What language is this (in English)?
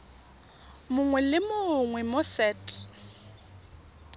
Tswana